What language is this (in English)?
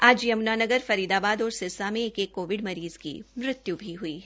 Hindi